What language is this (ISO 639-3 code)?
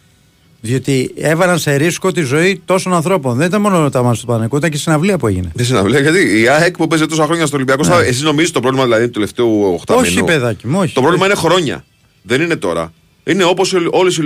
ell